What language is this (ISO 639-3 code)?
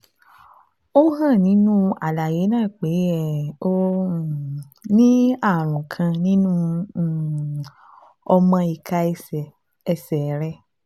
yor